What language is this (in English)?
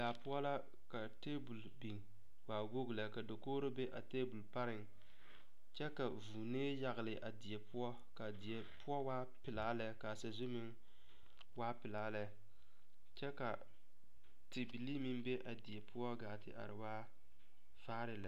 Southern Dagaare